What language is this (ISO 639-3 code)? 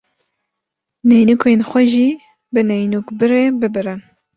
kur